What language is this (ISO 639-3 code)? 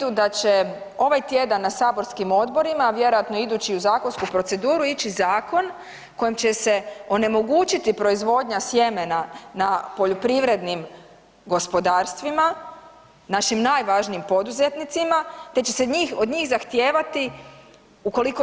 hrv